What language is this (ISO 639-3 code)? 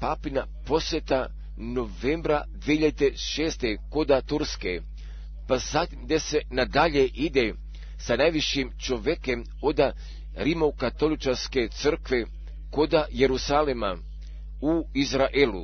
hrv